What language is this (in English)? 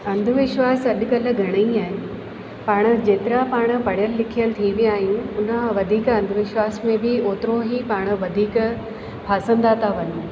Sindhi